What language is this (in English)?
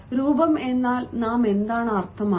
Malayalam